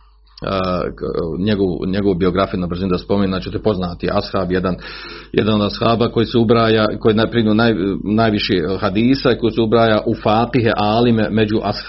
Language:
Croatian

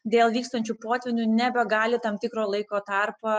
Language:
Lithuanian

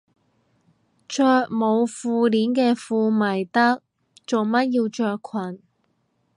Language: Cantonese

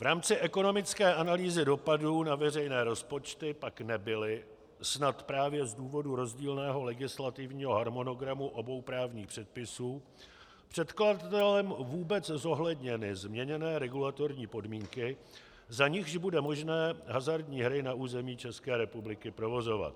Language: Czech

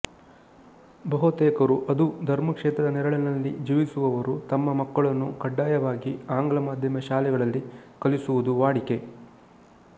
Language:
Kannada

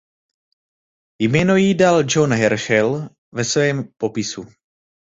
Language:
Czech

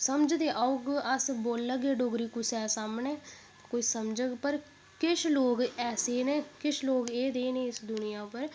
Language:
Dogri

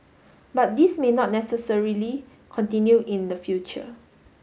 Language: English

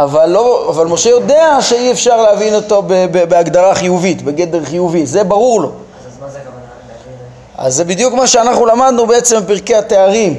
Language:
Hebrew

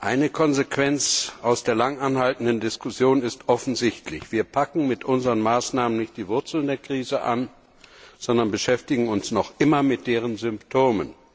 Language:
German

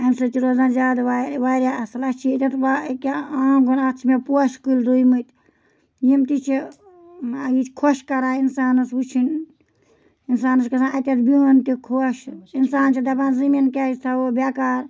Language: Kashmiri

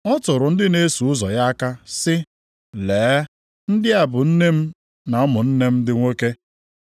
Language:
Igbo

